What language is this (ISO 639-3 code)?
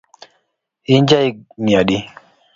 luo